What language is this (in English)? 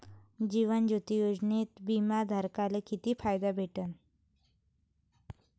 Marathi